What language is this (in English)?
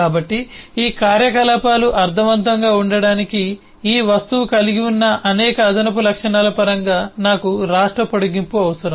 Telugu